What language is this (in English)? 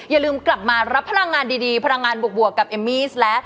Thai